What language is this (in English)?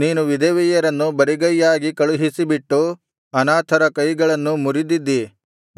Kannada